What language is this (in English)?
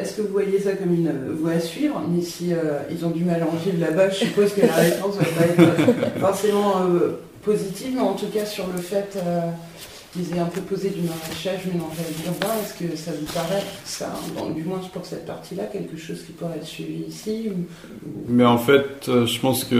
French